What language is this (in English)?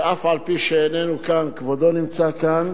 Hebrew